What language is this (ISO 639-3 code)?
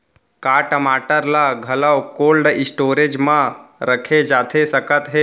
hne